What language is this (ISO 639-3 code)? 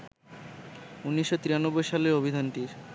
ben